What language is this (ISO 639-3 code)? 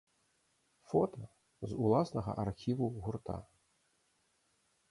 bel